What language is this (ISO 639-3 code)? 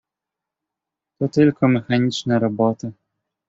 pol